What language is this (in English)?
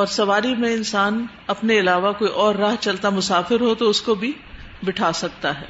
Urdu